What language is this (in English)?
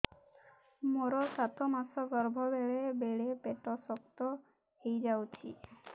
Odia